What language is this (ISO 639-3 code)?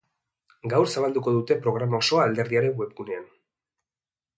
eus